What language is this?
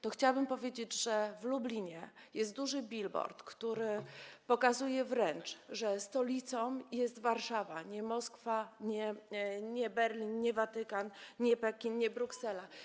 Polish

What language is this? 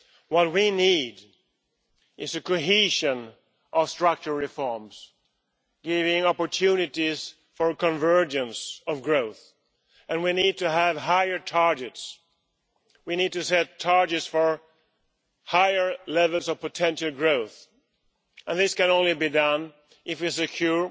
English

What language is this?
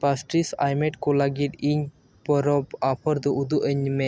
Santali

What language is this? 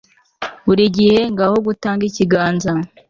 Kinyarwanda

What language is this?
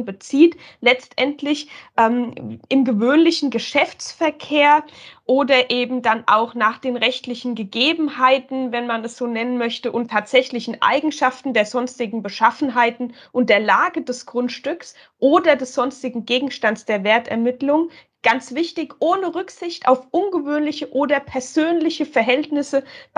German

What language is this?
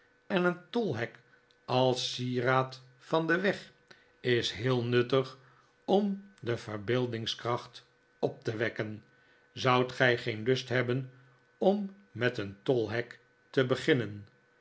Dutch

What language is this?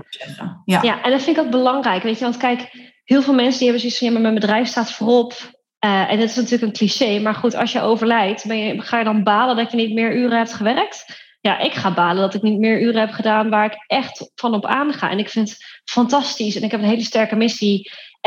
Dutch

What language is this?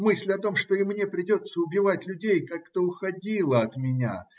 Russian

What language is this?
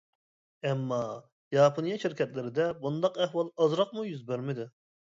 Uyghur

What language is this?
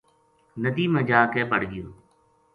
Gujari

